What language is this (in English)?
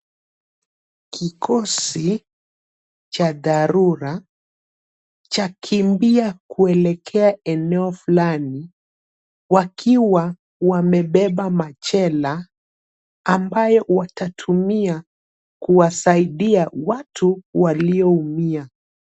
Swahili